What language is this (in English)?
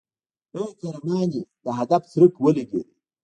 Pashto